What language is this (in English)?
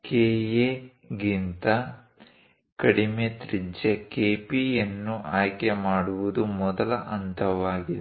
Kannada